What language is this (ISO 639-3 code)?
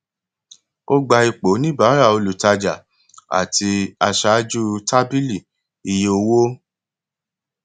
yor